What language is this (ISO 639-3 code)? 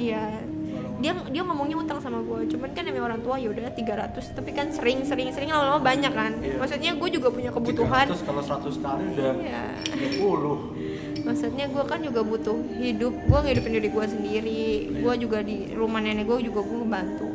ind